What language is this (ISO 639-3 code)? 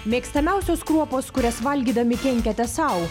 lit